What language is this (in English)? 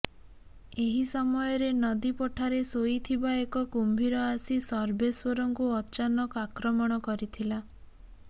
Odia